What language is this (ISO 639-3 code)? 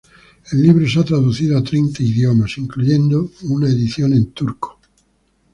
spa